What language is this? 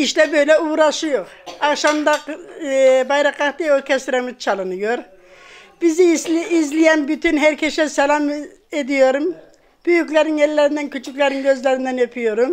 Turkish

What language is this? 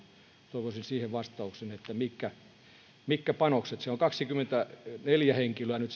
Finnish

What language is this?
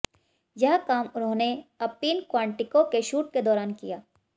Hindi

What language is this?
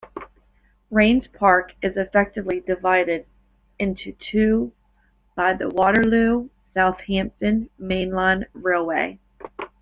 English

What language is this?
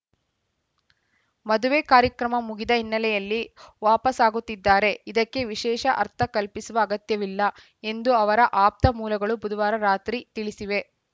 Kannada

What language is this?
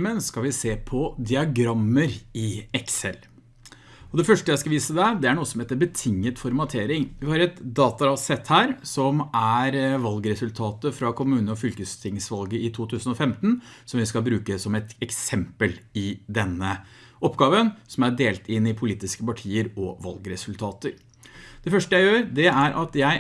Norwegian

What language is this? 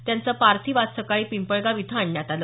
Marathi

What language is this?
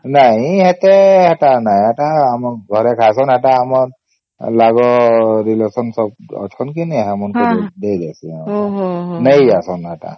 Odia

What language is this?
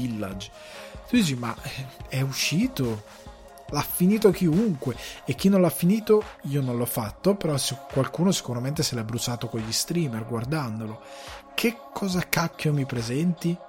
Italian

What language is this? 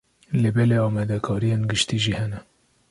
Kurdish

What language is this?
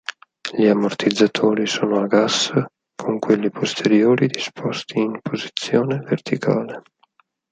Italian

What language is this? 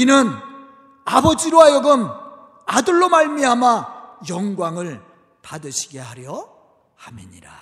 Korean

